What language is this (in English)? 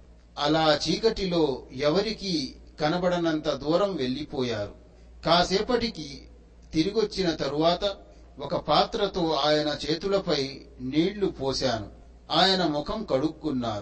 Telugu